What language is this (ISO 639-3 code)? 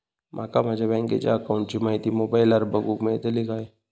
mar